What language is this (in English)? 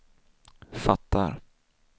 Swedish